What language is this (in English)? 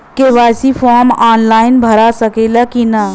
Bhojpuri